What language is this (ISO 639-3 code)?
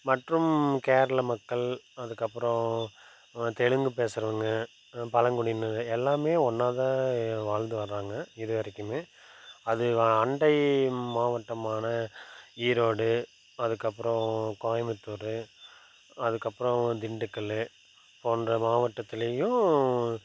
tam